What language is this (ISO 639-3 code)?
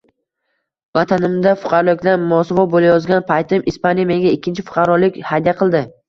uzb